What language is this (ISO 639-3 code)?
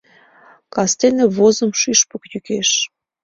chm